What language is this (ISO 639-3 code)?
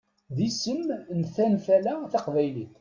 kab